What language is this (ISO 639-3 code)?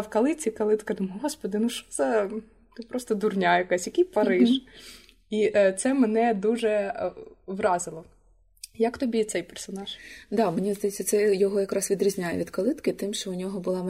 ukr